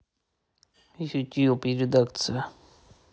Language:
Russian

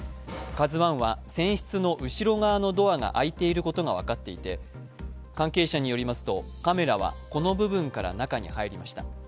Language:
Japanese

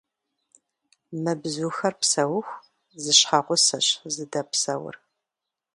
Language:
Kabardian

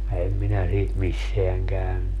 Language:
Finnish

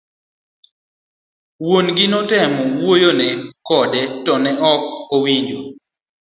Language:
Luo (Kenya and Tanzania)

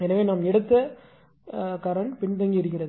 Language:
Tamil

